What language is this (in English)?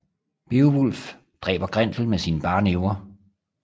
Danish